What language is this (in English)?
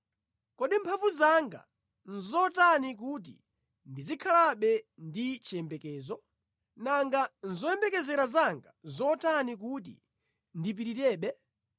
Nyanja